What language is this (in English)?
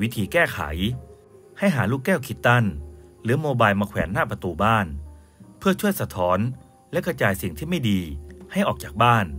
Thai